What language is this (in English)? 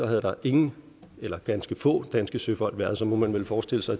Danish